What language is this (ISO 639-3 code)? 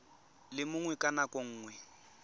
tsn